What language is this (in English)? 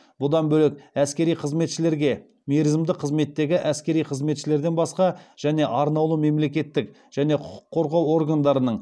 Kazakh